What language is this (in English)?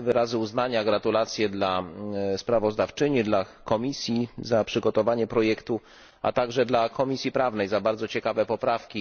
Polish